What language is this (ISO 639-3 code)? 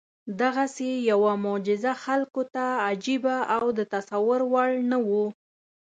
pus